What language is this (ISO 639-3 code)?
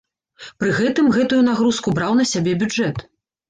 bel